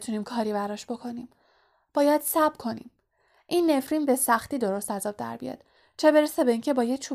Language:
Persian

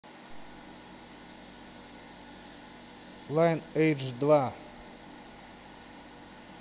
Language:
Russian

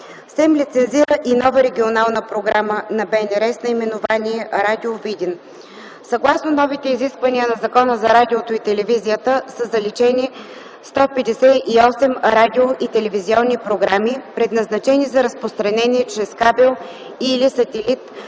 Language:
Bulgarian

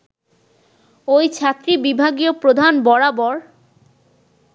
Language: Bangla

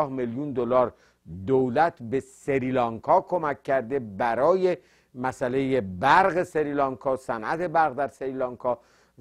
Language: Persian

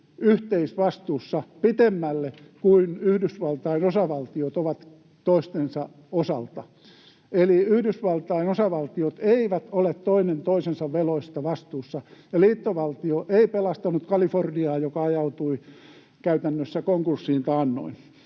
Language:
Finnish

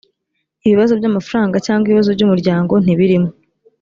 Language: Kinyarwanda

